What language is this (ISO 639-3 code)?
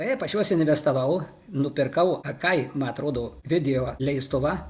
lit